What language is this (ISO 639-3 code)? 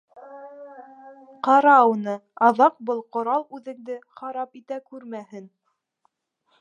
bak